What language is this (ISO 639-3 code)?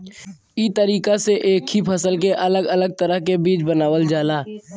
bho